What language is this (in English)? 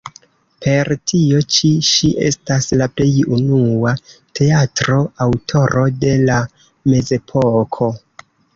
Esperanto